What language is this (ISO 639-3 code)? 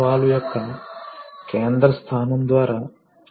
tel